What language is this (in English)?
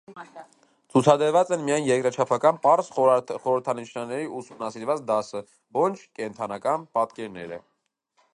Armenian